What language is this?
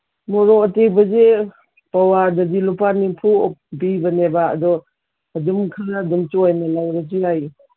Manipuri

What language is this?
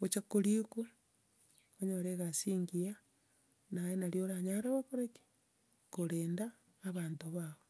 Gusii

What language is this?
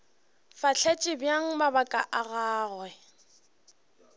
Northern Sotho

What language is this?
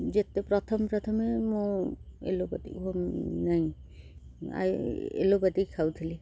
Odia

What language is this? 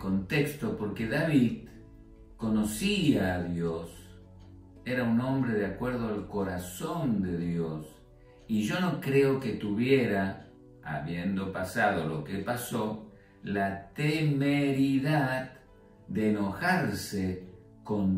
Spanish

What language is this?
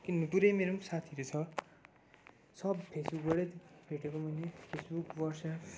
Nepali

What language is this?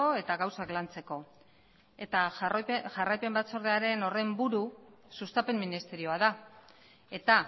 Basque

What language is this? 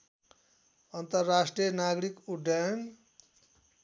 Nepali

